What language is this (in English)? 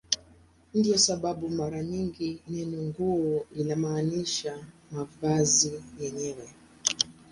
Swahili